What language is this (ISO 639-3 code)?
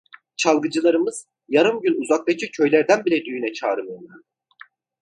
tur